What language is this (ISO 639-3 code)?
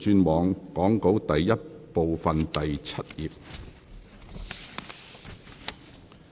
yue